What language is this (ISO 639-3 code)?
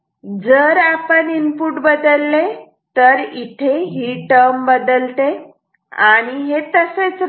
mar